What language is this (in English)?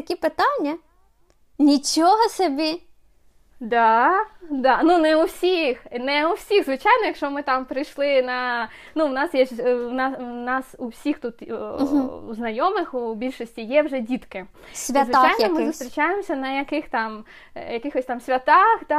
Ukrainian